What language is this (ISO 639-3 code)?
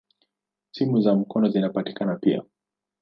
swa